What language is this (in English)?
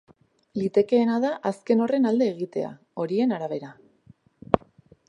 Basque